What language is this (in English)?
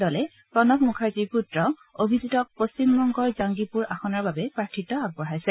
Assamese